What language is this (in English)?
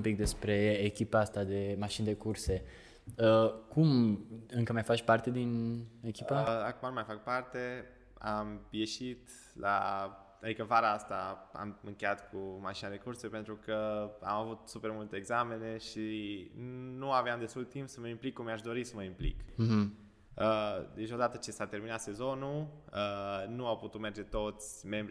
Romanian